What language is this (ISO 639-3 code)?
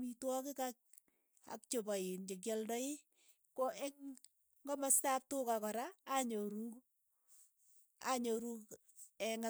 eyo